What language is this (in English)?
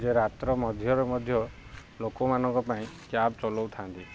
Odia